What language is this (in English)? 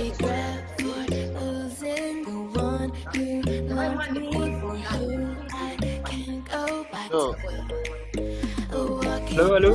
Indonesian